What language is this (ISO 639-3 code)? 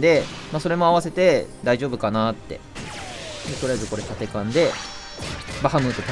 jpn